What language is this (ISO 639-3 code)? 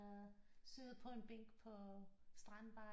dan